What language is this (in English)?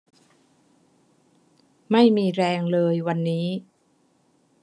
Thai